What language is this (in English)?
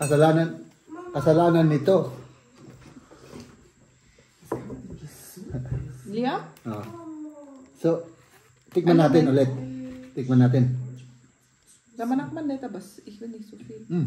Filipino